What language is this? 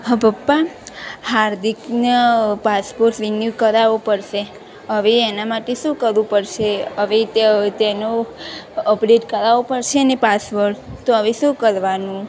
Gujarati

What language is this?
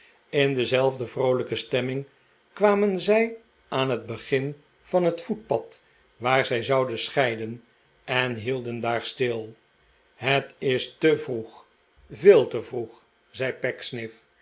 Dutch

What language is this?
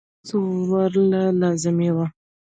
Pashto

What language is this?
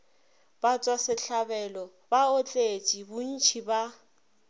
Northern Sotho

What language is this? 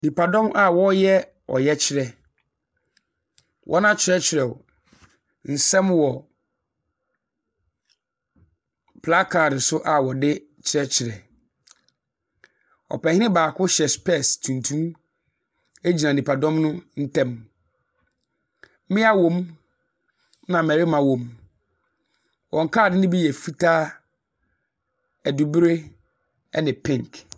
Akan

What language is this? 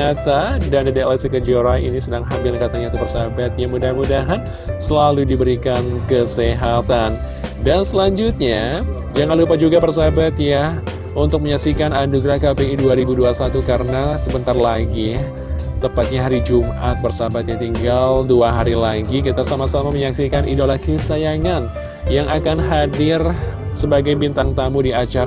Indonesian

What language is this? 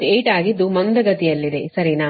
Kannada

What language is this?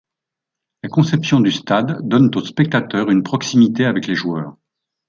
French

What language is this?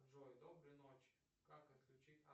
Russian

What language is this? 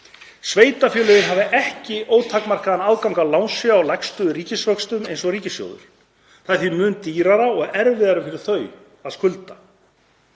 Icelandic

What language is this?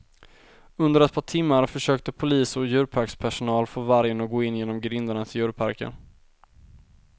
Swedish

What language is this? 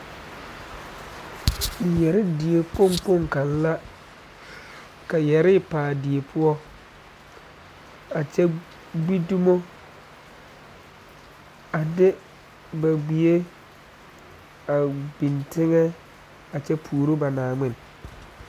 Southern Dagaare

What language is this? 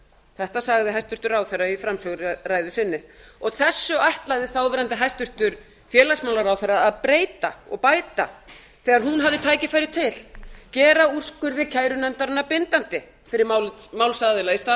Icelandic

